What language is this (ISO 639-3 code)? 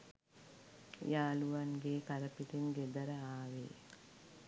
sin